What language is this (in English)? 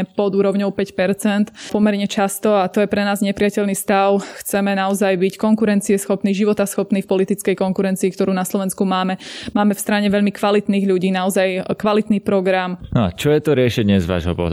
Slovak